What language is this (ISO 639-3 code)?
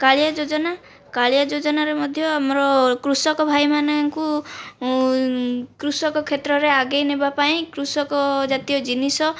ori